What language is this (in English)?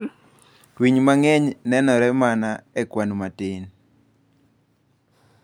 Luo (Kenya and Tanzania)